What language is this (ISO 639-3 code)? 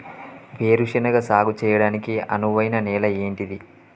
tel